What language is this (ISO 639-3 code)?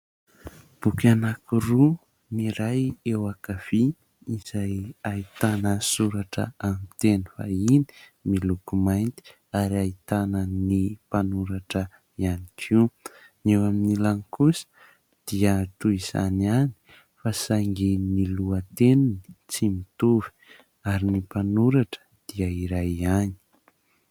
mlg